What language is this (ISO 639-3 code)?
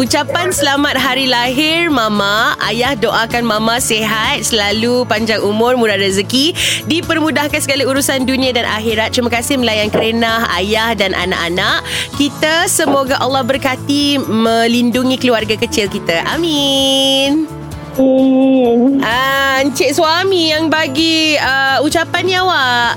msa